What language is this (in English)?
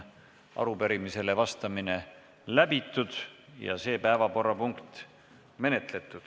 Estonian